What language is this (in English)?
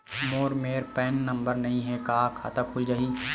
Chhattisgarhi